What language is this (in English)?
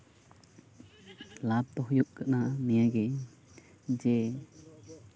Santali